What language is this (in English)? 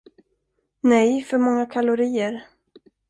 Swedish